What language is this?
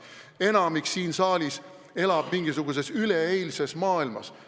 Estonian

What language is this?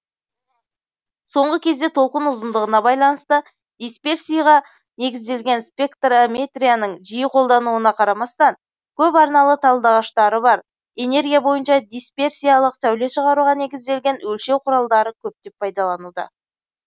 Kazakh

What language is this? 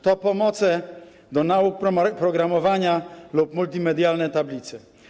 Polish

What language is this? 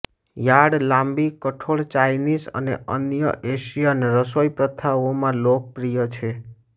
Gujarati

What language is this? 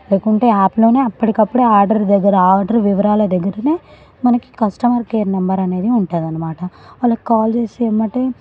Telugu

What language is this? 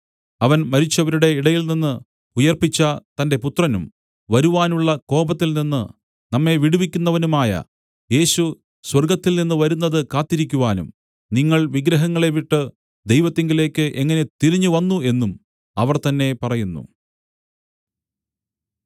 Malayalam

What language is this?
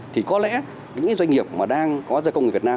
Vietnamese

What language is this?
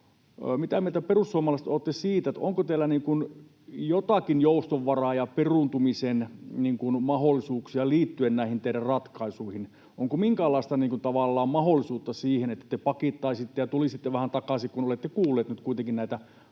Finnish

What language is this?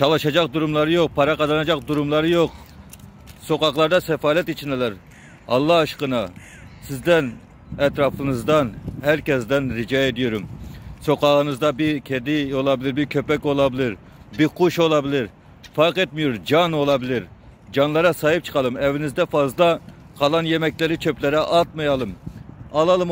Turkish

